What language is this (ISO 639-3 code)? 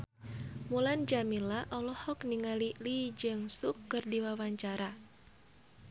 sun